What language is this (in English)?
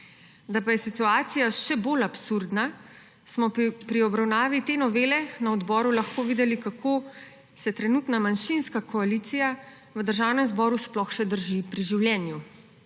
Slovenian